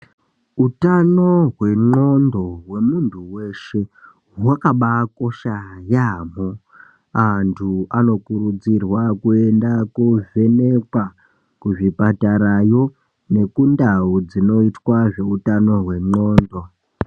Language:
Ndau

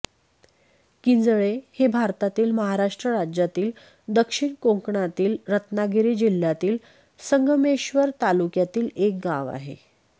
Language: Marathi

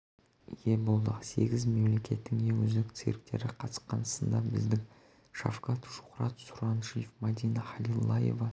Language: Kazakh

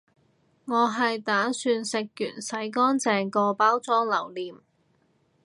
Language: Cantonese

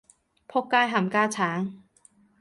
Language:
Cantonese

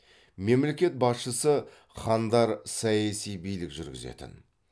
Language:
Kazakh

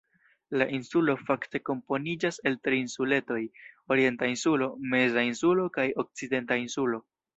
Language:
Esperanto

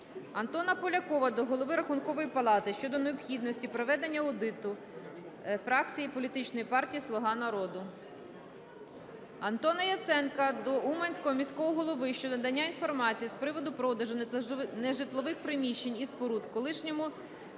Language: Ukrainian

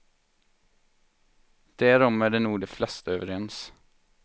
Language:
Swedish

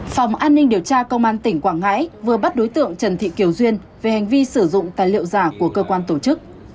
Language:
Vietnamese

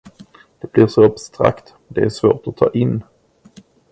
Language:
Swedish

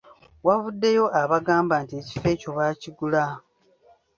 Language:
Ganda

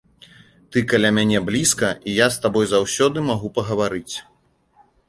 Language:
Belarusian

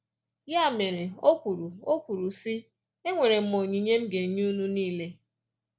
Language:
Igbo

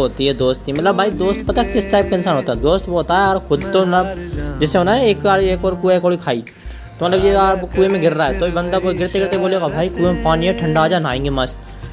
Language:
Hindi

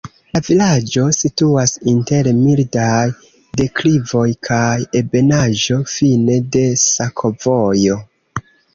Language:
Esperanto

